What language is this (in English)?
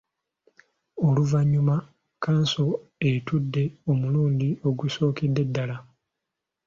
Ganda